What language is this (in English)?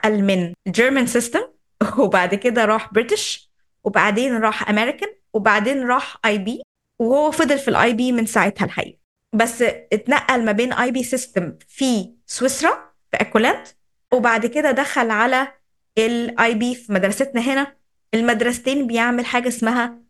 Arabic